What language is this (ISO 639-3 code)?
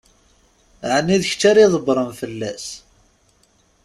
kab